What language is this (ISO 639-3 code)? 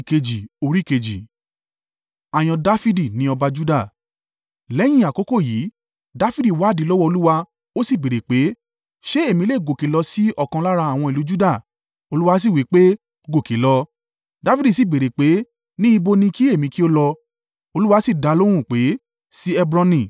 yor